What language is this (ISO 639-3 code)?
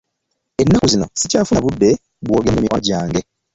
lug